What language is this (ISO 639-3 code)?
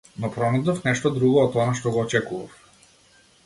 mkd